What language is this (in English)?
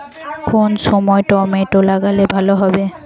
Bangla